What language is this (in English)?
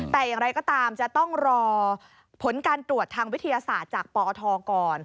Thai